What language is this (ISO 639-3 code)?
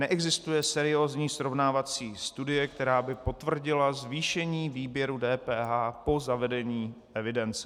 ces